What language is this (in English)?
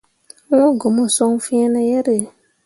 Mundang